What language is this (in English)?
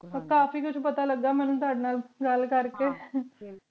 Punjabi